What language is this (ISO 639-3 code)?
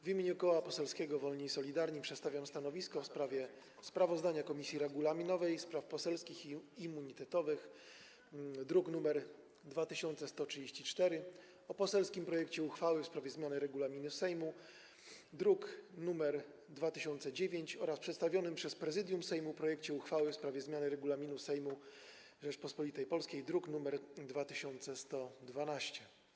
pol